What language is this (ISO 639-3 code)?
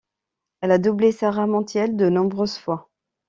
fra